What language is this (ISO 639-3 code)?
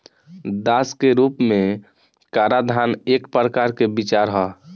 bho